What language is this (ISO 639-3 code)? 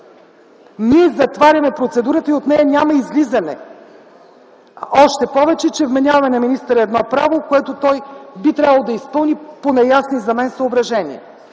bul